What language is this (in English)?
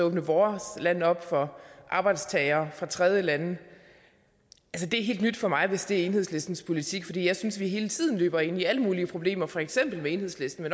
Danish